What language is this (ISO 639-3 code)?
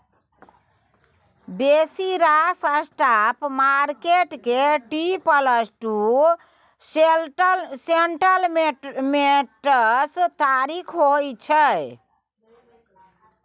mai